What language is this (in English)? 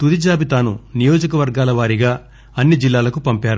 Telugu